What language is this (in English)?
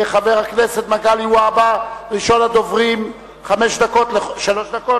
Hebrew